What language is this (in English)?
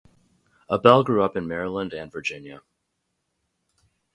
English